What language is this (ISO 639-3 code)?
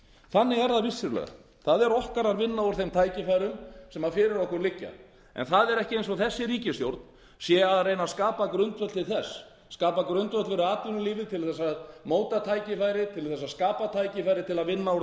isl